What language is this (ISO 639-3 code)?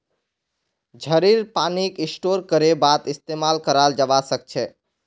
mag